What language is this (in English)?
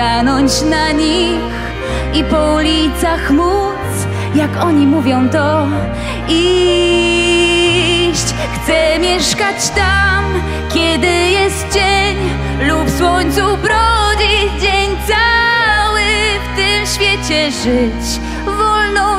Polish